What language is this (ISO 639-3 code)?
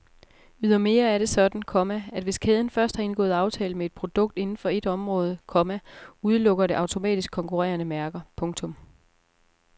dan